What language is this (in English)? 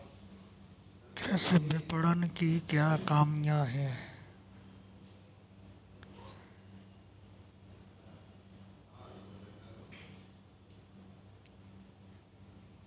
Hindi